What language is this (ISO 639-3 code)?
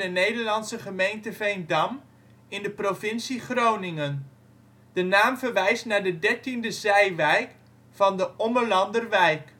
nld